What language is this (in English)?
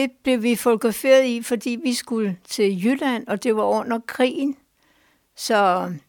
Danish